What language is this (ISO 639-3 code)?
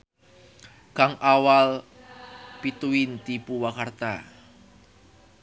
sun